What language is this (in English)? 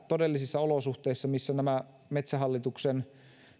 Finnish